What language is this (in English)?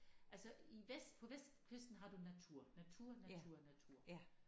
Danish